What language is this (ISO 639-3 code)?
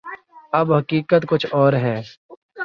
urd